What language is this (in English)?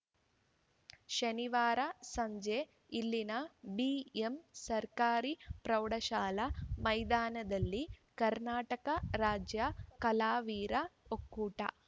Kannada